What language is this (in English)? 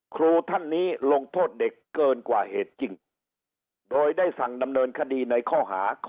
Thai